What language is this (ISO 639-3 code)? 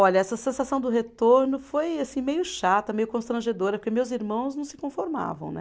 por